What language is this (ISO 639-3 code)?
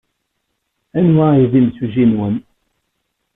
kab